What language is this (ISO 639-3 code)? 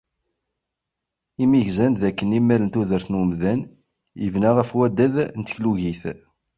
kab